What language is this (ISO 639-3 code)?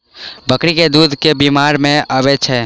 mai